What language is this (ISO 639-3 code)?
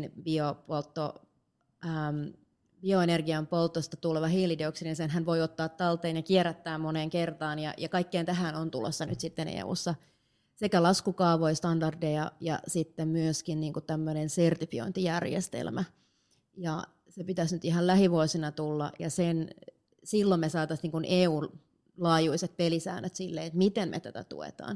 fin